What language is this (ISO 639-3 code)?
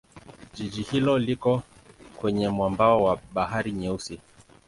swa